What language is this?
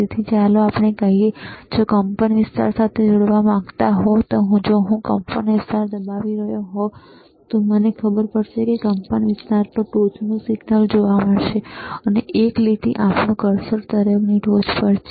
Gujarati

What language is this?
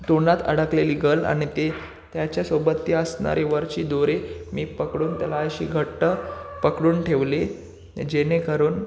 Marathi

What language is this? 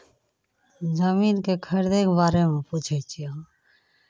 Maithili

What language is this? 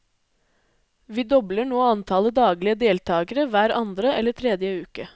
Norwegian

